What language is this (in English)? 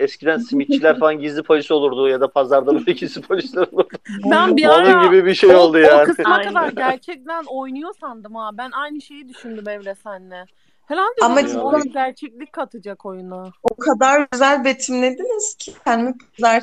Turkish